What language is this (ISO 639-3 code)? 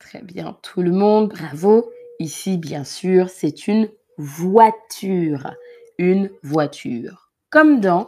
fra